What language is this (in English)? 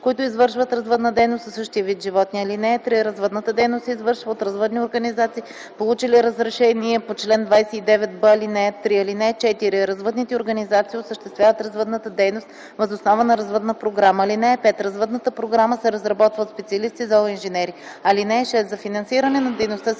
Bulgarian